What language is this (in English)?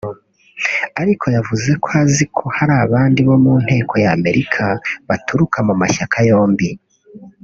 Kinyarwanda